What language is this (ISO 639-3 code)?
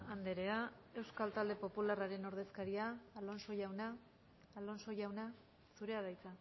eus